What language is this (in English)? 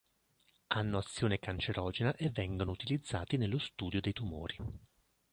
Italian